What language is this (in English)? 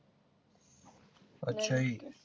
Punjabi